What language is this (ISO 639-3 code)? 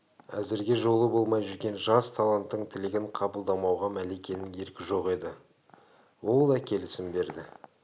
kaz